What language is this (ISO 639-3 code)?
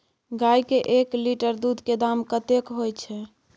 mai